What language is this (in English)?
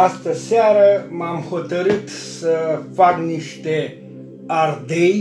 Romanian